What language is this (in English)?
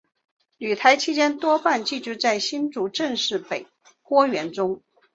Chinese